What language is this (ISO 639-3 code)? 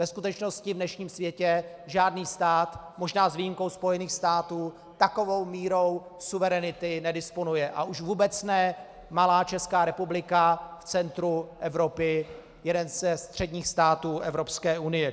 ces